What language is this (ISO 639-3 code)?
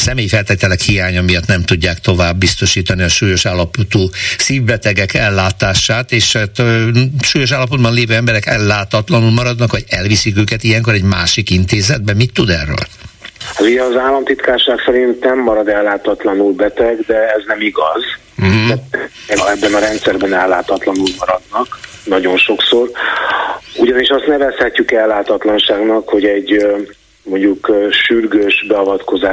hun